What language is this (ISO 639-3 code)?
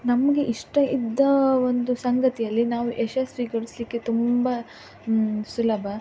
kan